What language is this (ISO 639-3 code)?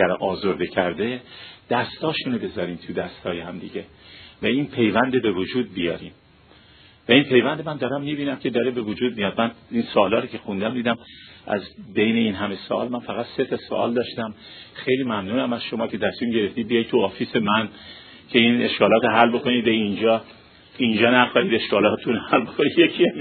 fas